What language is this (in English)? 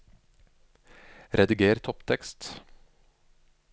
Norwegian